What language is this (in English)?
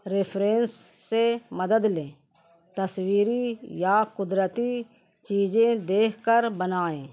Urdu